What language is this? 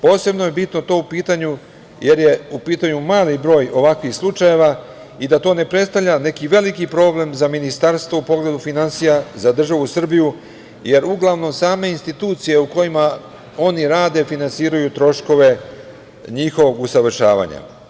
Serbian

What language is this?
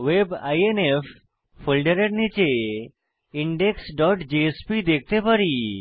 Bangla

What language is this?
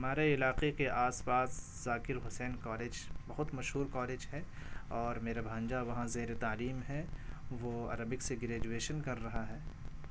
Urdu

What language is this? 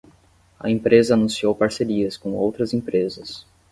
Portuguese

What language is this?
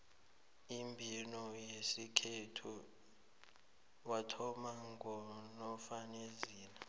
South Ndebele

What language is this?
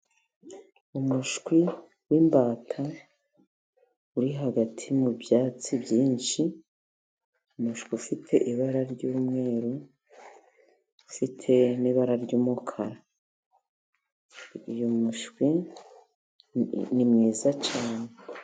Kinyarwanda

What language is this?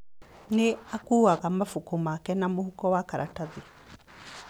Kikuyu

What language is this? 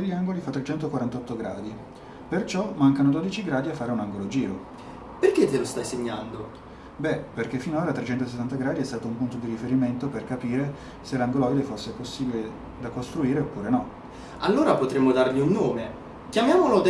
Italian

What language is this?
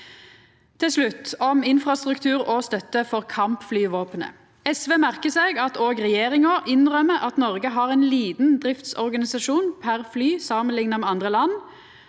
Norwegian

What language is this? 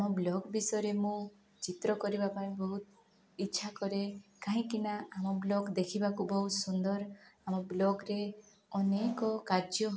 Odia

